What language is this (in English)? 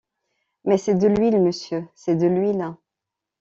French